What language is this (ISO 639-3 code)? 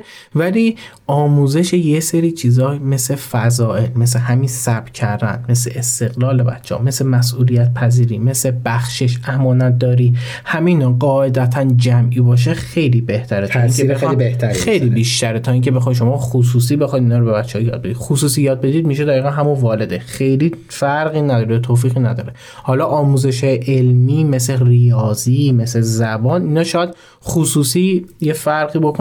fas